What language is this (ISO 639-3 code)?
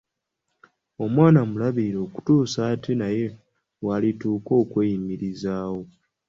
lug